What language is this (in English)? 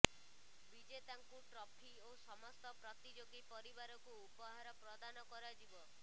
Odia